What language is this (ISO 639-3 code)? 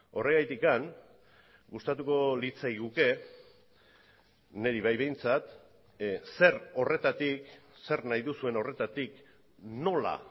eus